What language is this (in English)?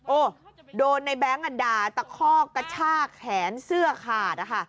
Thai